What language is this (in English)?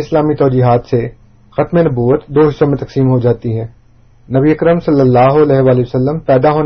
Urdu